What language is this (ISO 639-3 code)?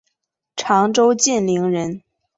zho